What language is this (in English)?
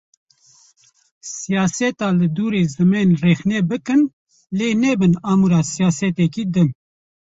Kurdish